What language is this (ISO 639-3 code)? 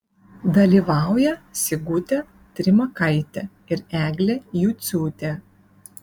lit